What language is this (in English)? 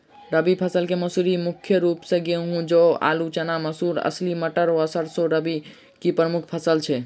Maithili